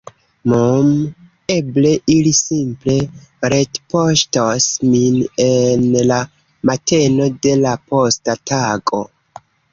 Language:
Esperanto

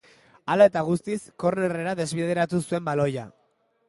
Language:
Basque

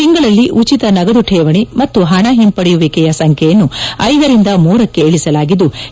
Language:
Kannada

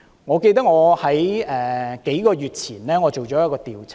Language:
Cantonese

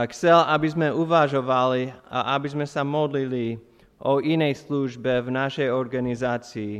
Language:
Slovak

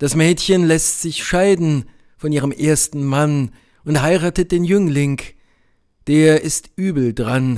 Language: German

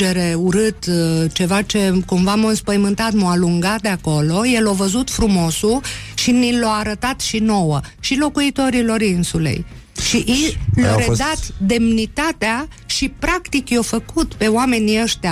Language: Romanian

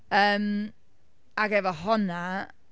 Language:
Welsh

